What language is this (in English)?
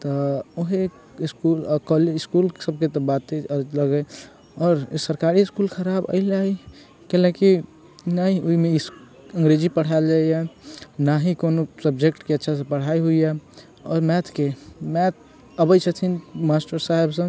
Maithili